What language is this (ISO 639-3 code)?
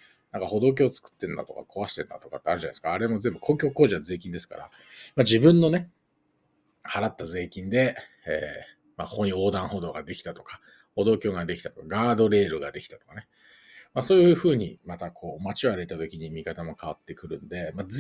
jpn